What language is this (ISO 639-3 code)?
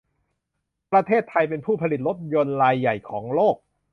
tha